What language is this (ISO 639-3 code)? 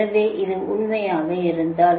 tam